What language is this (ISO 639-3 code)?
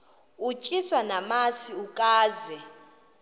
xho